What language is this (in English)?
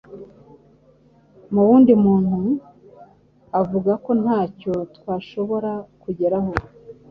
Kinyarwanda